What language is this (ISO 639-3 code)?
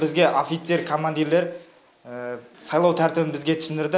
kaz